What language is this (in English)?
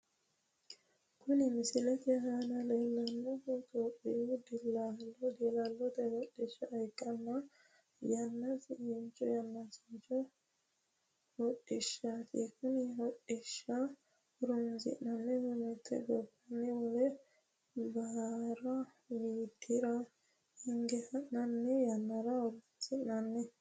Sidamo